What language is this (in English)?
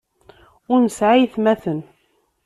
Kabyle